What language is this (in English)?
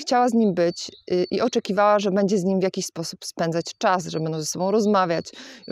Polish